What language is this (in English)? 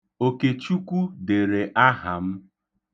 Igbo